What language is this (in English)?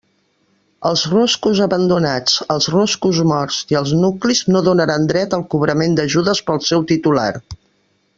Catalan